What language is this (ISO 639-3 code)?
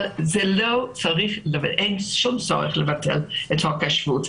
heb